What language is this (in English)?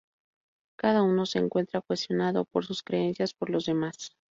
Spanish